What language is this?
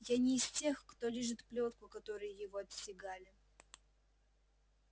Russian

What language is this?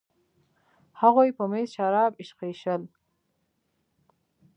Pashto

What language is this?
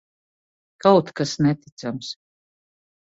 Latvian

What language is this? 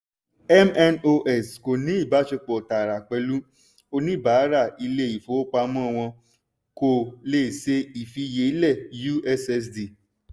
Yoruba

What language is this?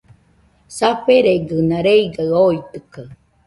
Nüpode Huitoto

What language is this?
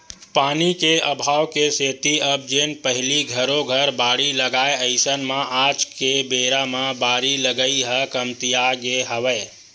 Chhattisgarhi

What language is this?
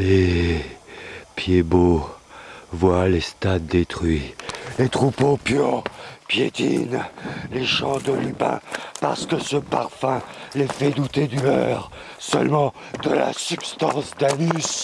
French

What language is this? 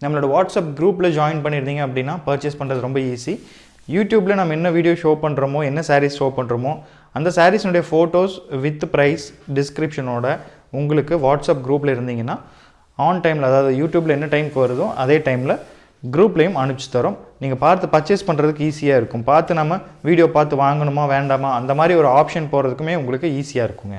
Tamil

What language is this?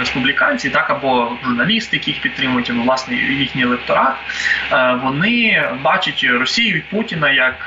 Ukrainian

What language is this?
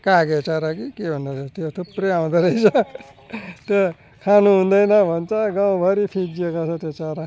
Nepali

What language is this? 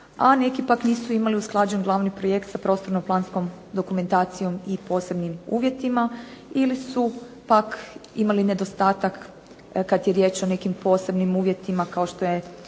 Croatian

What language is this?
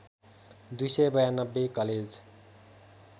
Nepali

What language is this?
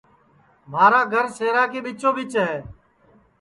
Sansi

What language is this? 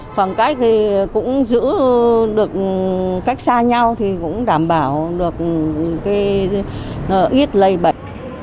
Vietnamese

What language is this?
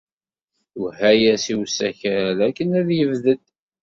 Kabyle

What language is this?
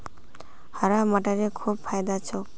Magahi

